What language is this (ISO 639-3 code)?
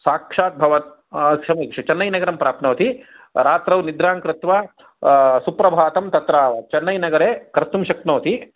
san